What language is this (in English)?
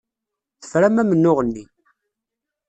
Kabyle